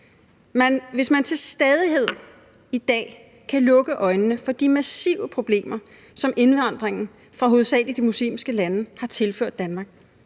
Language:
Danish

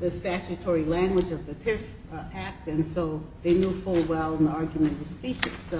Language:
English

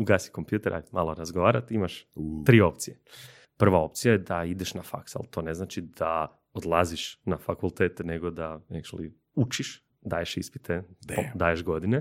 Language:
Croatian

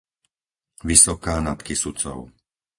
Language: Slovak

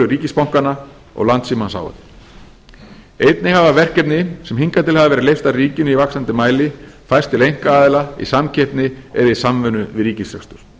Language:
Icelandic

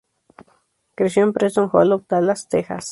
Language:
Spanish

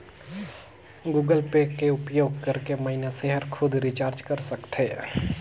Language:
Chhattisgarhi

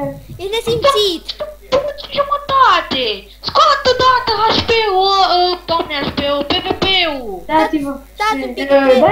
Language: Romanian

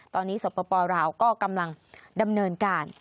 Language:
Thai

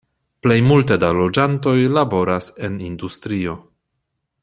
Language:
Esperanto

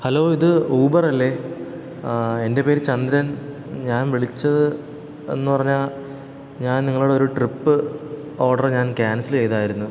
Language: Malayalam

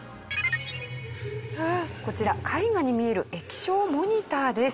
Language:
Japanese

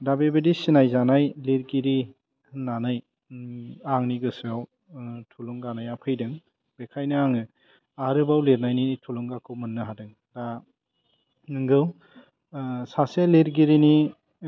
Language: Bodo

